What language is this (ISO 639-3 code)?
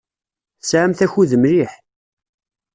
kab